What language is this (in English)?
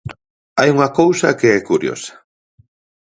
Galician